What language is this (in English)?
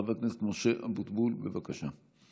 Hebrew